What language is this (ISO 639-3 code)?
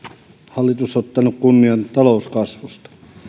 fin